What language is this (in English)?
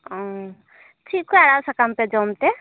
Santali